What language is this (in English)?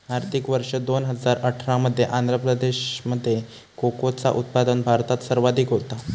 Marathi